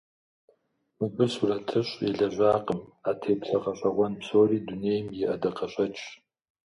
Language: Kabardian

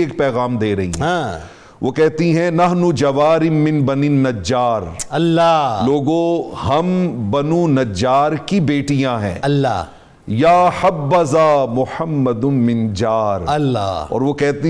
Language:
Urdu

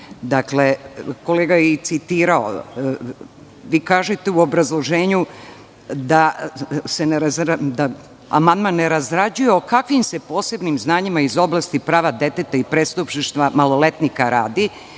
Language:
Serbian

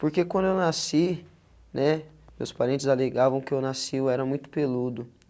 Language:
Portuguese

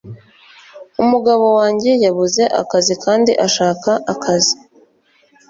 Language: Kinyarwanda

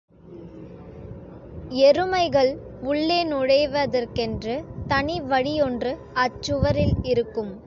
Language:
Tamil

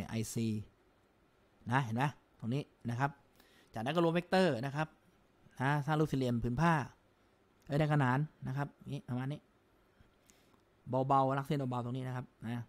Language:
Thai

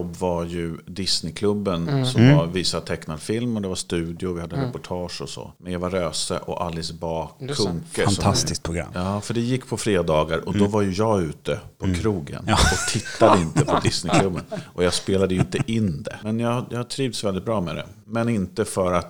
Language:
Swedish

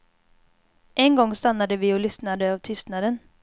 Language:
Swedish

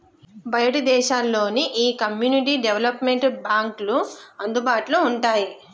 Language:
Telugu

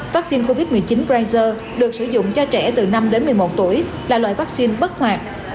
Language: Vietnamese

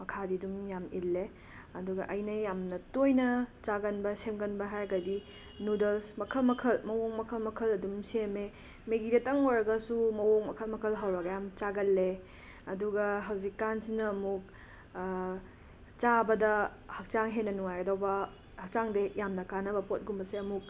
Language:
Manipuri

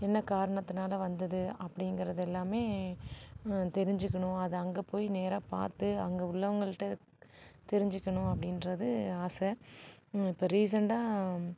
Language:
Tamil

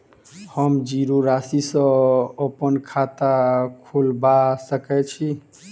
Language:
Maithili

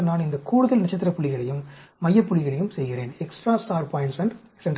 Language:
Tamil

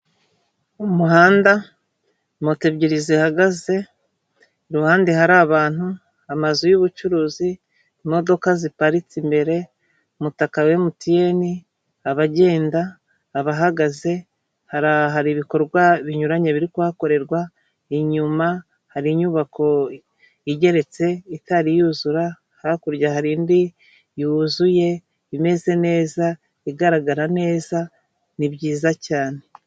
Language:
Kinyarwanda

